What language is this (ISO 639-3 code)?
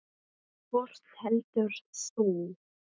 isl